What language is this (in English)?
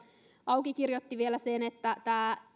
Finnish